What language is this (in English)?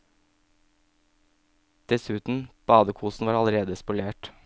Norwegian